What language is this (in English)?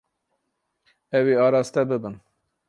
Kurdish